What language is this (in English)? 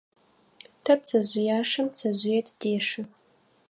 Adyghe